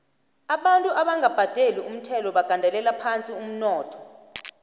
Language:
South Ndebele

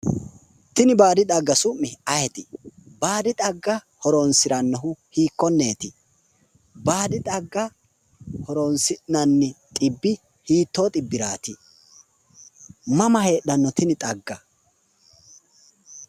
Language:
Sidamo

